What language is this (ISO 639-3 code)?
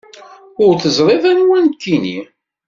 kab